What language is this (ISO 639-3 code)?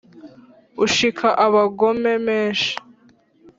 kin